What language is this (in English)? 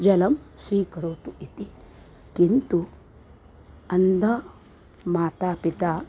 Sanskrit